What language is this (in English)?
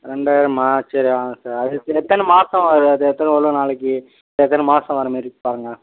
Tamil